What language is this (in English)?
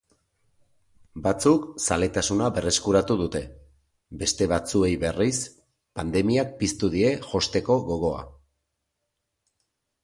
Basque